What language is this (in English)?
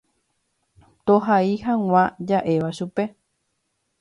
Guarani